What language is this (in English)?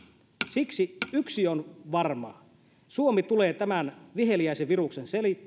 Finnish